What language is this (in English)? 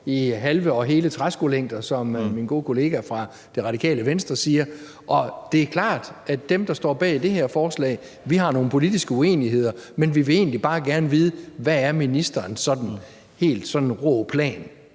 Danish